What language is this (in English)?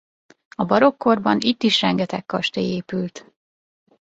Hungarian